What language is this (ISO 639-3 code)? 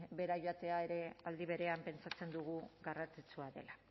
eus